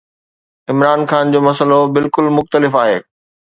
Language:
Sindhi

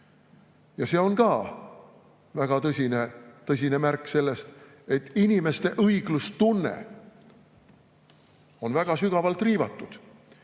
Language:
Estonian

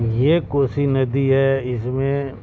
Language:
Urdu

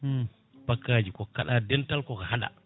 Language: Fula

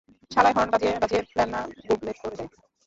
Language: Bangla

